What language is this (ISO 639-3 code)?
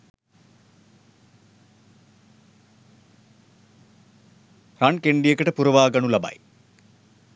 sin